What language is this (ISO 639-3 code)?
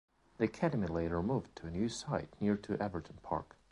eng